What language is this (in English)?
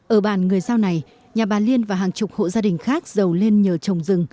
Vietnamese